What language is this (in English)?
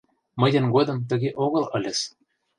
Mari